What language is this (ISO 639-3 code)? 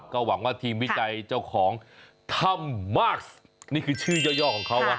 tha